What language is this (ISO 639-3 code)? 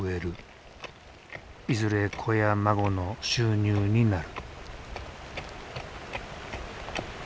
jpn